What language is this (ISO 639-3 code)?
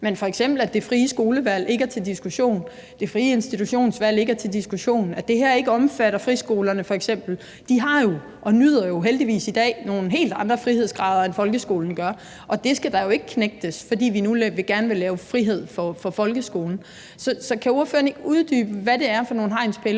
dan